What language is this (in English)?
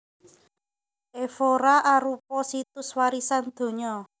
Javanese